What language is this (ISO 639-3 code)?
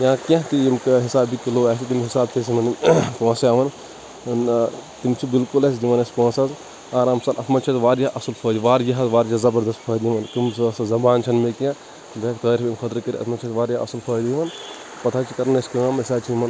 kas